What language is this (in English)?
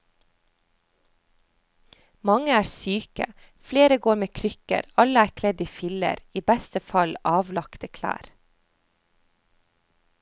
Norwegian